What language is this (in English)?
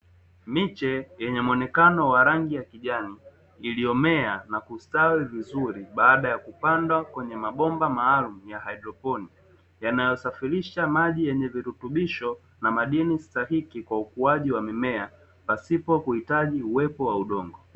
Swahili